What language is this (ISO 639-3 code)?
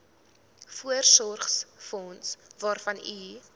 afr